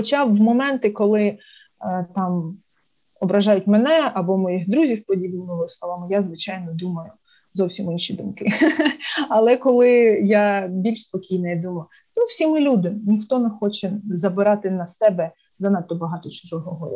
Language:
Ukrainian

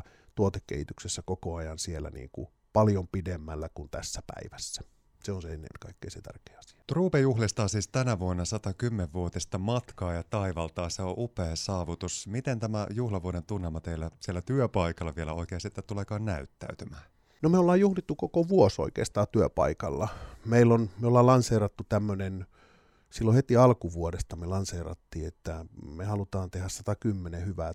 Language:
Finnish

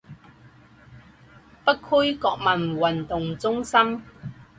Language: Chinese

